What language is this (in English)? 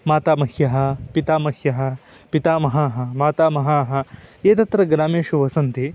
Sanskrit